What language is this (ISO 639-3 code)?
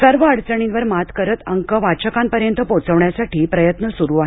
mar